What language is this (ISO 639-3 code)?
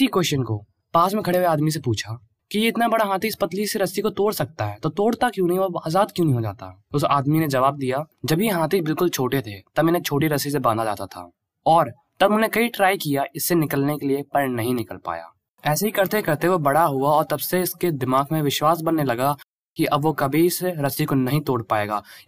hin